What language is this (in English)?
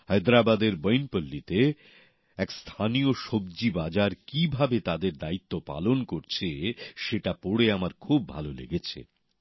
Bangla